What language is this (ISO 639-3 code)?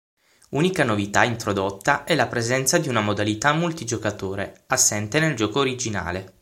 ita